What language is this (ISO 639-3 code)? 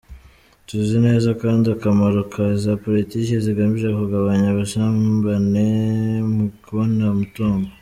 kin